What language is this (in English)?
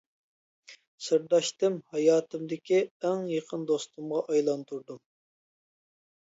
Uyghur